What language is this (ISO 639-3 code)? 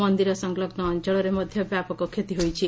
ori